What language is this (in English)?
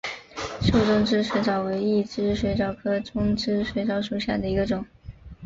Chinese